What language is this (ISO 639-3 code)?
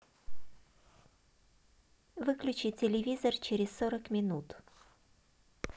rus